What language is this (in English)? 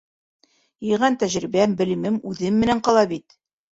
Bashkir